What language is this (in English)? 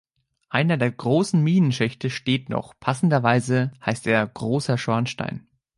German